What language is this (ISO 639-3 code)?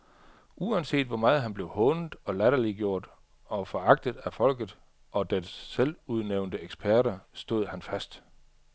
dan